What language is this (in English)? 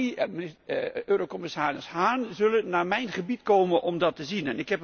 Dutch